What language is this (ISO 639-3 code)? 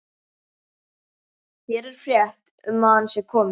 isl